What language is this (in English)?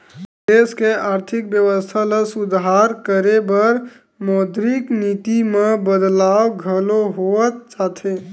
Chhattisgarhi